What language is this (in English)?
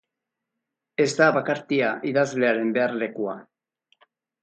Basque